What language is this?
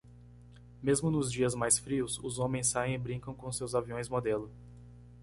Portuguese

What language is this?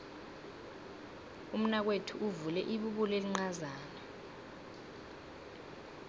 South Ndebele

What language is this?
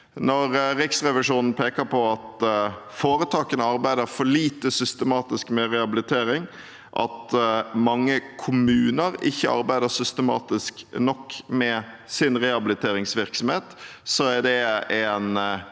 Norwegian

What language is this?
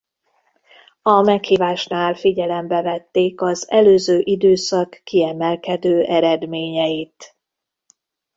Hungarian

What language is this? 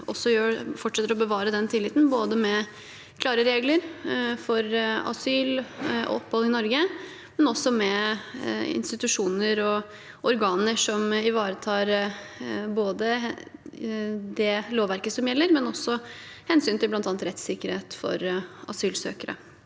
Norwegian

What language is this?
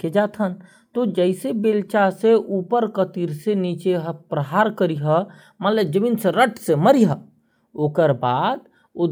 Korwa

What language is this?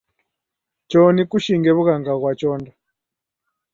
Taita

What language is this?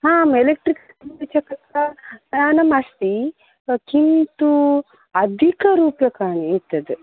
Sanskrit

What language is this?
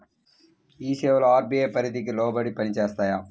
Telugu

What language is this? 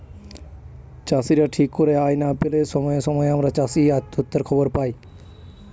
Bangla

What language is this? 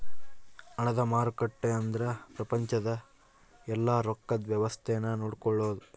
Kannada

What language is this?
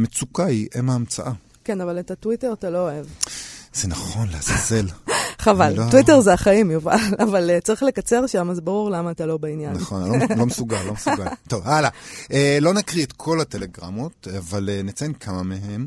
Hebrew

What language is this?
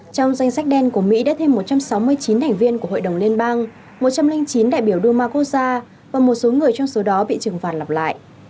Vietnamese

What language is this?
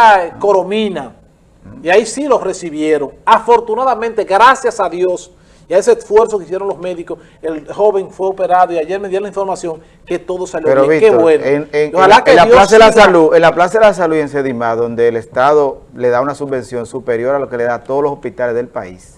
Spanish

